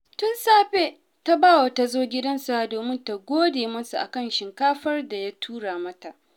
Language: Hausa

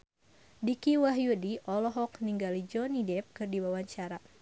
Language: Sundanese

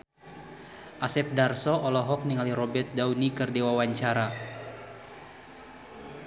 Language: Sundanese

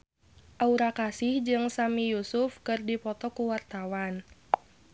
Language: Sundanese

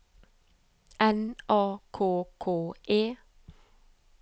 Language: Norwegian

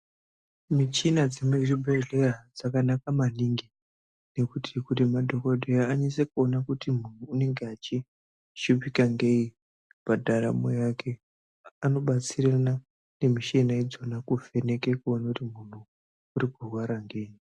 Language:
Ndau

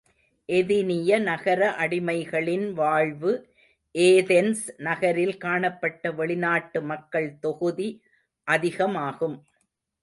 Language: Tamil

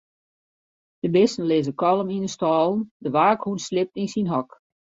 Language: Western Frisian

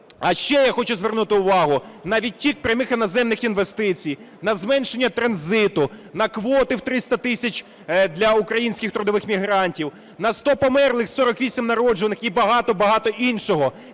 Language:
Ukrainian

